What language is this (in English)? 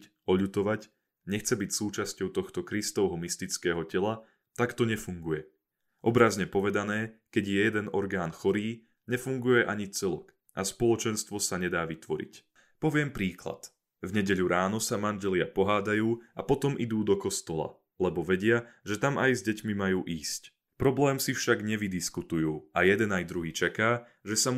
Slovak